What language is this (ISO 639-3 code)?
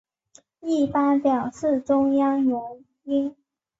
zho